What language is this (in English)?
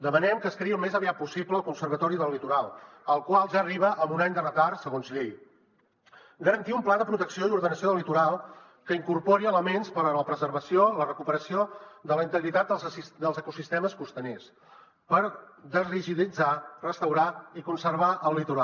Catalan